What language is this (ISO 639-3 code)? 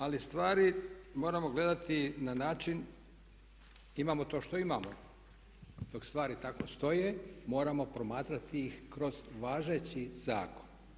hrv